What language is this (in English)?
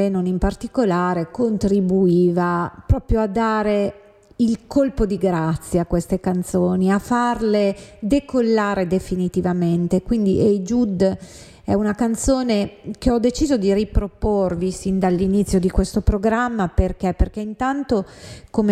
Italian